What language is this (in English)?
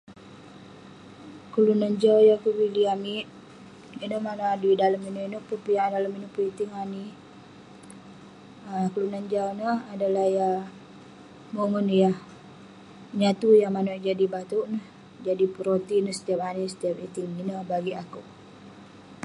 Western Penan